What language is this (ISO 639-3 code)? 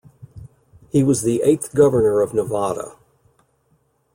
eng